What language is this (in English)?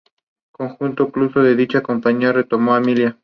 Spanish